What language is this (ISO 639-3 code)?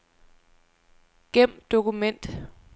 dan